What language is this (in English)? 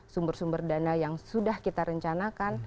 Indonesian